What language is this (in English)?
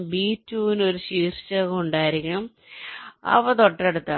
Malayalam